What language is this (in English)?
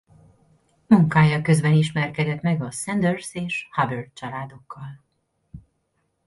Hungarian